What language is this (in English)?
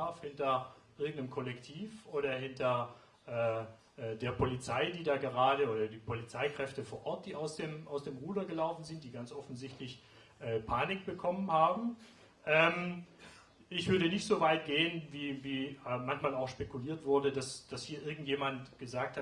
German